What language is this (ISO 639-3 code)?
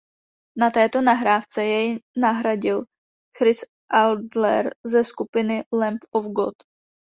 ces